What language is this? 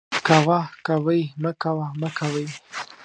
Pashto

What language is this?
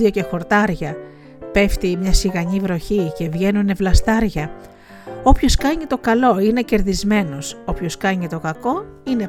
Greek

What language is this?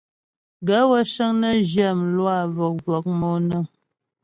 Ghomala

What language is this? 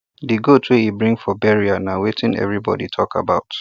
Nigerian Pidgin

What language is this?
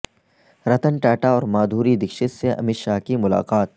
Urdu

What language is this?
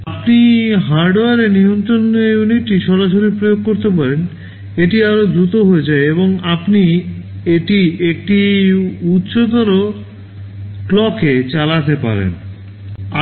Bangla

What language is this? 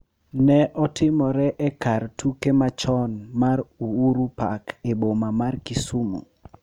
Luo (Kenya and Tanzania)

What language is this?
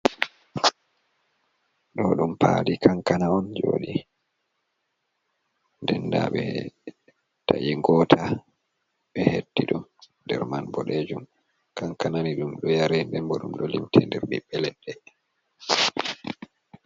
Fula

